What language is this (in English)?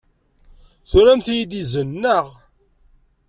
Kabyle